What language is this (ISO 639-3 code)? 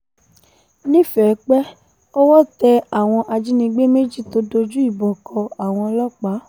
yor